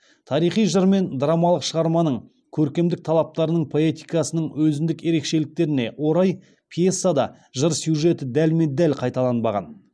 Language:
Kazakh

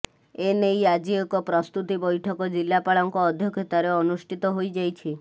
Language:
Odia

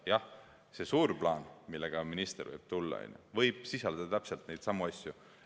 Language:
Estonian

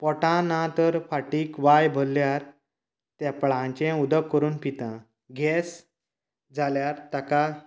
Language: Konkani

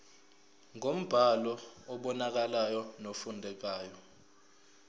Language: Zulu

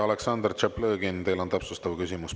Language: Estonian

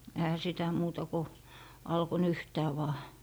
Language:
Finnish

